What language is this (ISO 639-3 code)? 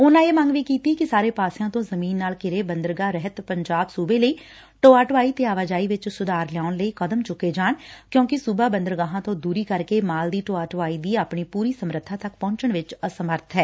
pan